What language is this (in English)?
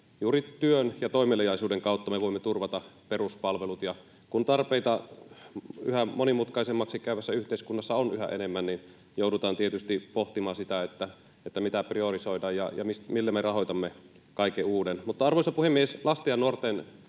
Finnish